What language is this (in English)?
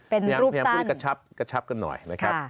Thai